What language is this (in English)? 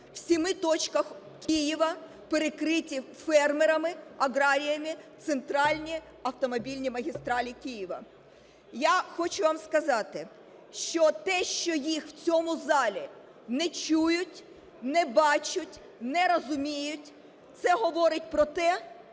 Ukrainian